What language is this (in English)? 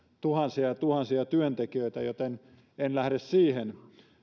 Finnish